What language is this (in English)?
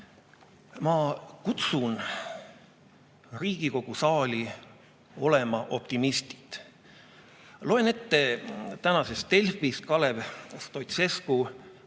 Estonian